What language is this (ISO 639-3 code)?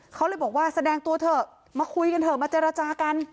tha